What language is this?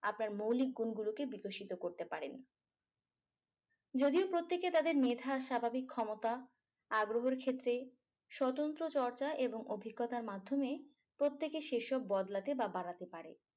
Bangla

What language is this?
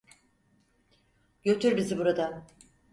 Turkish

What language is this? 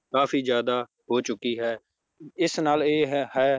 Punjabi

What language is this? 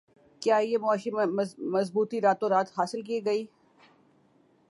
Urdu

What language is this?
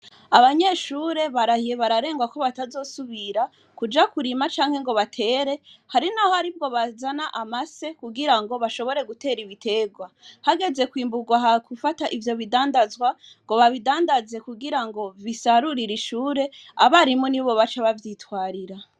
Rundi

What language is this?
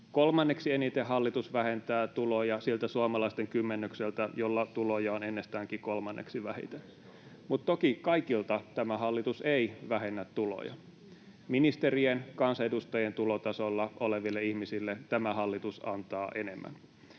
Finnish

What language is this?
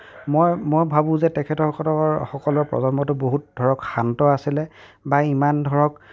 Assamese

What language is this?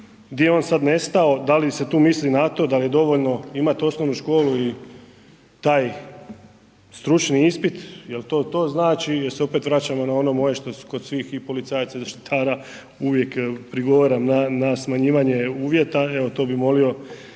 Croatian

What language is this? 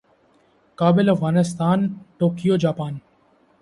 Urdu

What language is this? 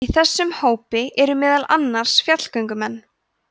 Icelandic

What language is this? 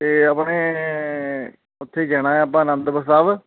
Punjabi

